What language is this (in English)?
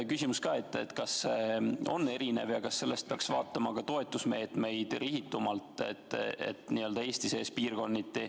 Estonian